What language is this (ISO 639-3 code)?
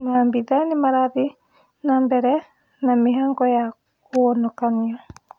kik